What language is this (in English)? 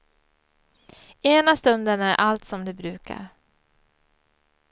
Swedish